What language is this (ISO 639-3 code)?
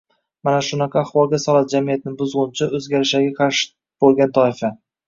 uzb